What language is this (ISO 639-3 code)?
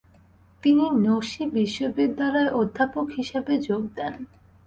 ben